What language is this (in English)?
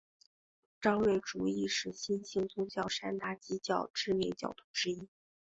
Chinese